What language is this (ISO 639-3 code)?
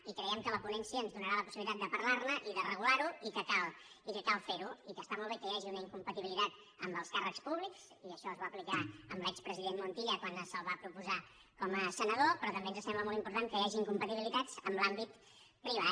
cat